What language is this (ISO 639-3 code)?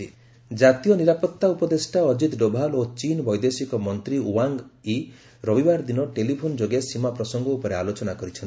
ori